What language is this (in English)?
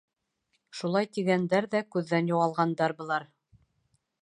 Bashkir